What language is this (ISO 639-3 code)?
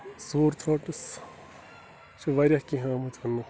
kas